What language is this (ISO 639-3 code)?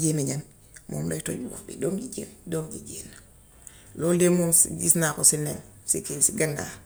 wof